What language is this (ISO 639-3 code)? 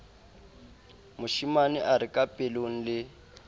sot